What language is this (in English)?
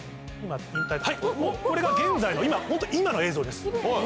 Japanese